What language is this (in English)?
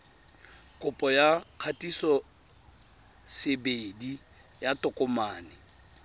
Tswana